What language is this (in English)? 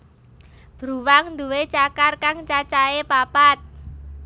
Javanese